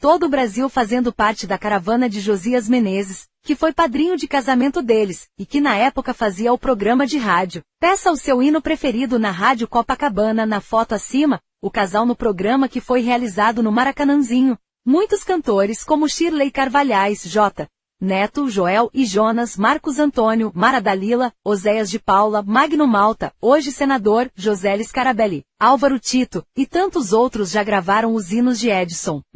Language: Portuguese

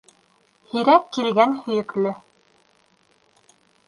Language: Bashkir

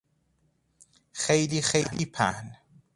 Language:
Persian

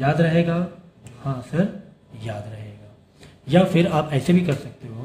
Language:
Hindi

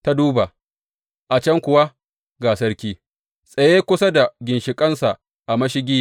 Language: Hausa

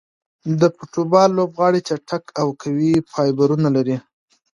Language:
Pashto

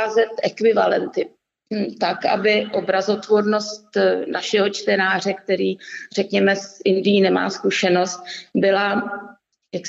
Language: Czech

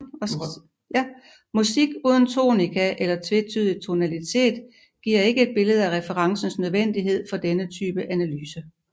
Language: Danish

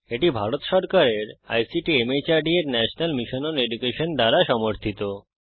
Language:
Bangla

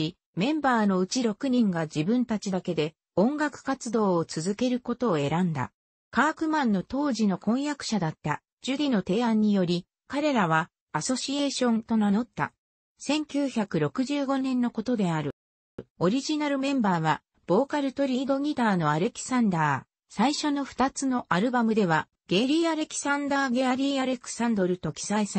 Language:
Japanese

